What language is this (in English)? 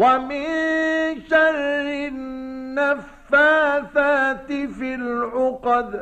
Arabic